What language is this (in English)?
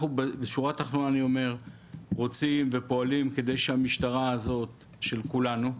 Hebrew